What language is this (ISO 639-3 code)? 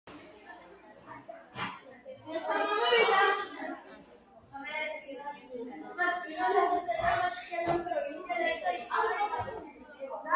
kat